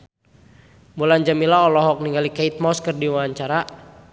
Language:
Sundanese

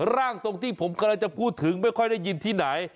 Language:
Thai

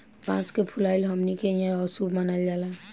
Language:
Bhojpuri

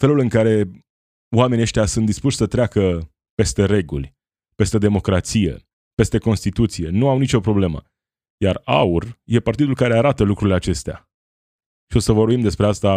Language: Romanian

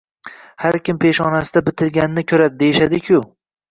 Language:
Uzbek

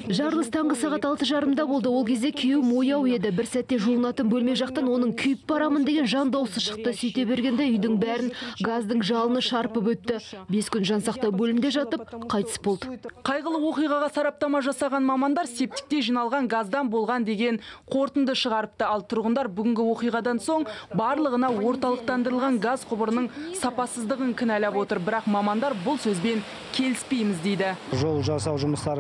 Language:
Russian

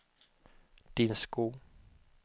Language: Swedish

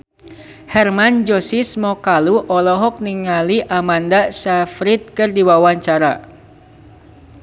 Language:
Sundanese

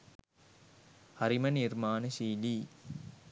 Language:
Sinhala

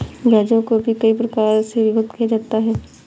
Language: Hindi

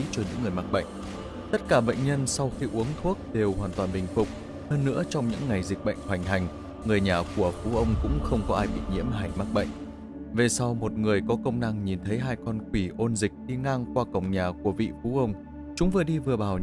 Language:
Vietnamese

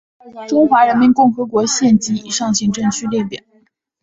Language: Chinese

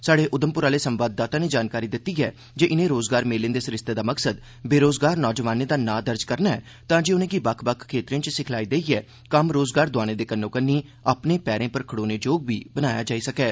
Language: Dogri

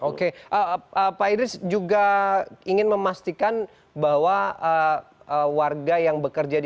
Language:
Indonesian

